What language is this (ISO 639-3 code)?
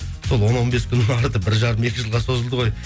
kaz